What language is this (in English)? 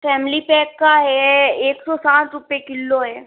Hindi